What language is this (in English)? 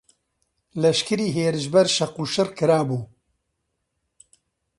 Central Kurdish